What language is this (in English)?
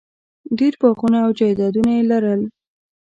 Pashto